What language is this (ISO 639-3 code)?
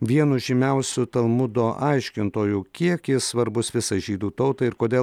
lit